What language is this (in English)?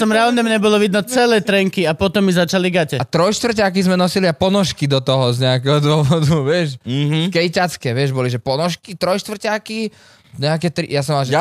Slovak